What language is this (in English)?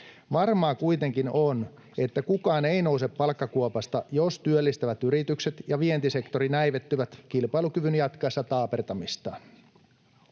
Finnish